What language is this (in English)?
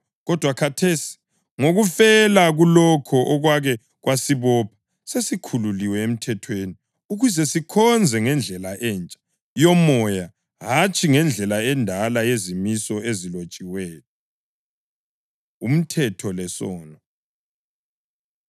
North Ndebele